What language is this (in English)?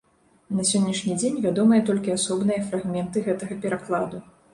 Belarusian